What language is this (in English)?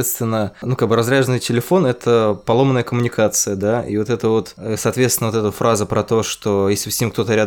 Russian